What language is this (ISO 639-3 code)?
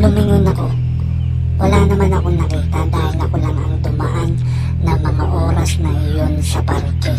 fil